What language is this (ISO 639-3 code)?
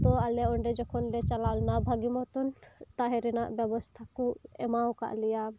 sat